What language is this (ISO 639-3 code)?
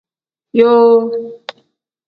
kdh